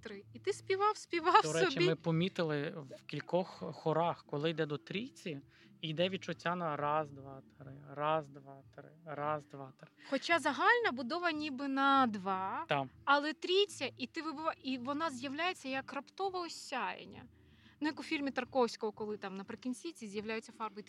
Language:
Ukrainian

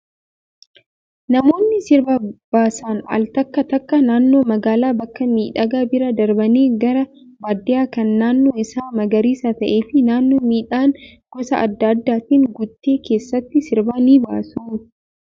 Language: Oromo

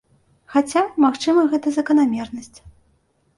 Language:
Belarusian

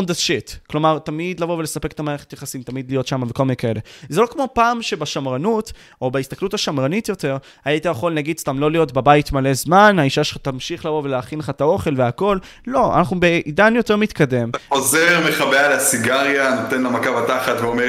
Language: Hebrew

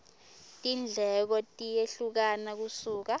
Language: Swati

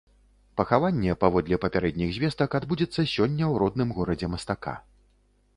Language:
Belarusian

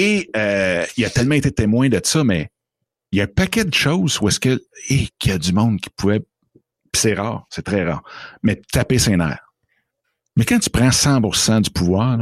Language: French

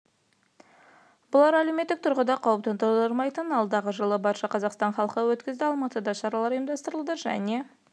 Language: Kazakh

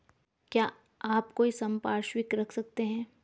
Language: Hindi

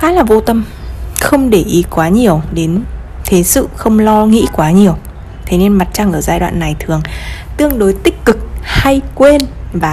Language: Vietnamese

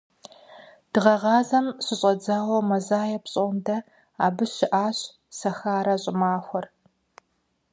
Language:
Kabardian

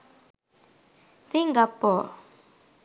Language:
Sinhala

